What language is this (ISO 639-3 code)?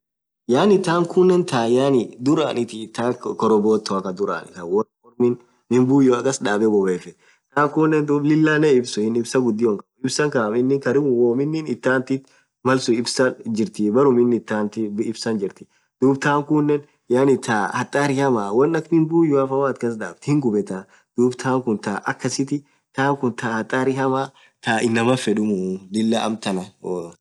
orc